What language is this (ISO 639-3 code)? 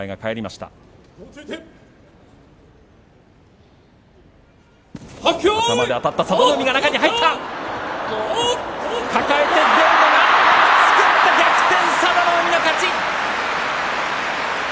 jpn